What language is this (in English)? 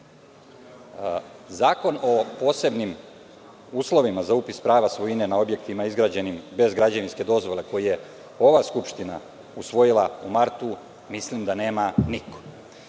Serbian